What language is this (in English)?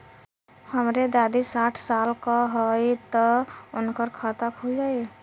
Bhojpuri